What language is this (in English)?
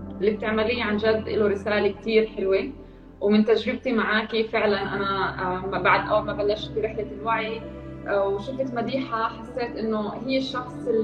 Arabic